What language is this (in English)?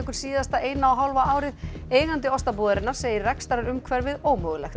Icelandic